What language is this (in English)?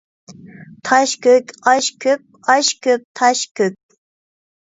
Uyghur